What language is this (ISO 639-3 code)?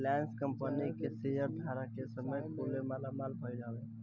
bho